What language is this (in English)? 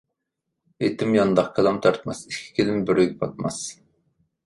Uyghur